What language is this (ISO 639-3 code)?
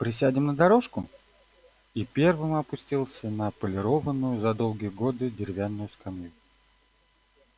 rus